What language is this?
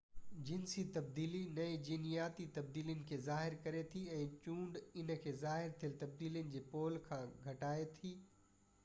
Sindhi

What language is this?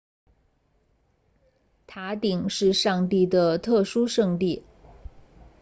Chinese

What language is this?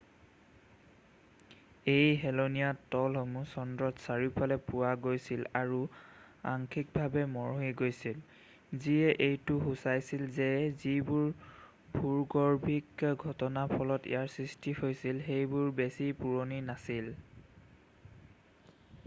Assamese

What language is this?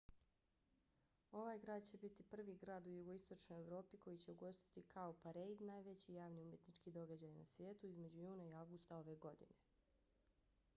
Bosnian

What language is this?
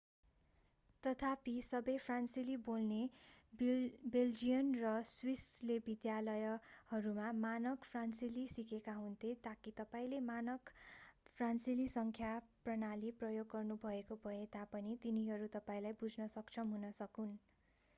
Nepali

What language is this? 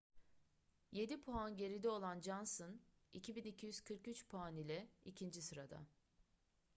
Turkish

